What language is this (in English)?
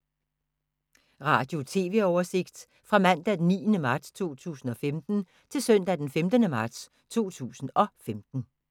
Danish